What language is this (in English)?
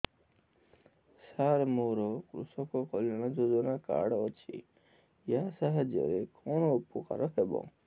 Odia